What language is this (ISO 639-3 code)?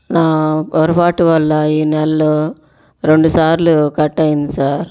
tel